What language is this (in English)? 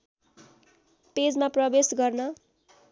Nepali